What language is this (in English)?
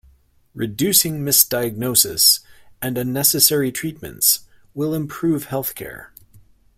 English